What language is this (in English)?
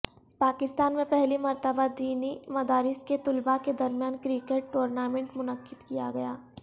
Urdu